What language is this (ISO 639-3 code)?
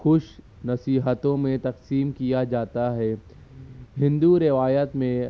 urd